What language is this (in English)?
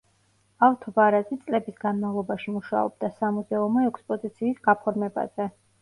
Georgian